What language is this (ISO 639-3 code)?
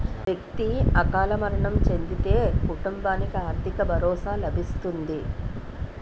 tel